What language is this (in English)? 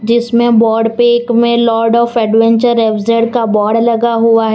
Hindi